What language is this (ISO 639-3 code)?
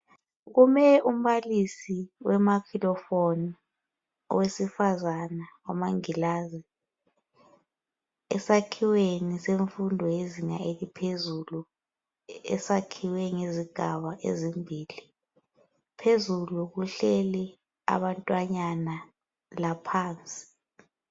nde